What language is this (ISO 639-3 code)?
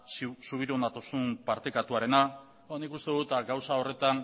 eus